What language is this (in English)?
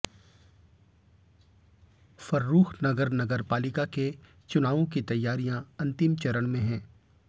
Hindi